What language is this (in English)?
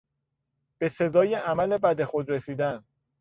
Persian